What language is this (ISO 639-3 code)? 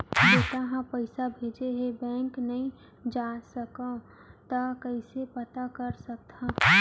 hne